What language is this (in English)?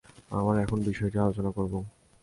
Bangla